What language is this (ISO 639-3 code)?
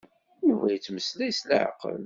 kab